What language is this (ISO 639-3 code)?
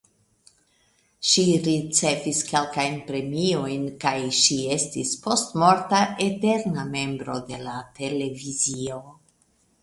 epo